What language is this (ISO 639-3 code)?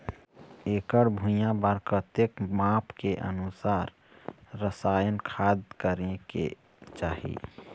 hne